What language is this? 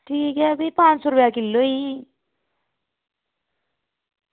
Dogri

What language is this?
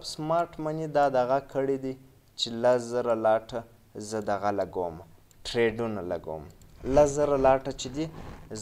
Romanian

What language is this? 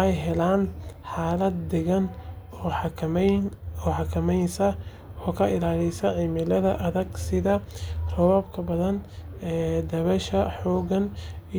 Somali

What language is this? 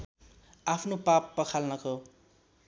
Nepali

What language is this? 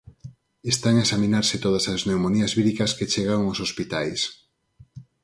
Galician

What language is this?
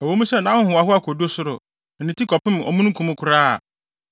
Akan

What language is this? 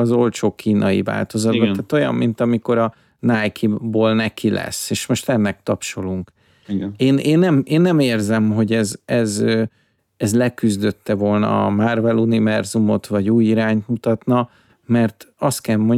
Hungarian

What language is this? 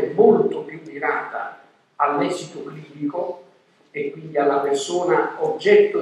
Italian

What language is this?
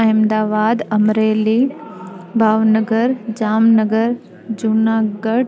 Sindhi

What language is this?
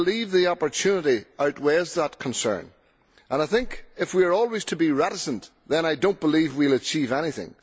English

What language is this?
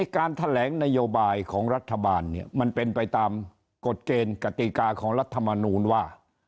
Thai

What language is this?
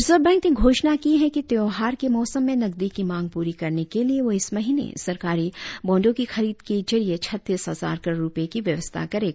Hindi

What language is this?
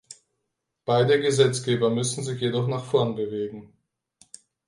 German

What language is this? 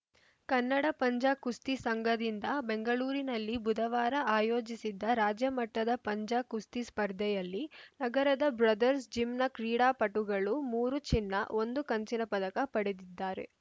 Kannada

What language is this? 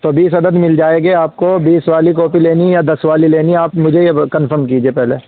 Urdu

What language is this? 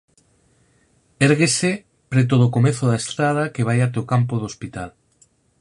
Galician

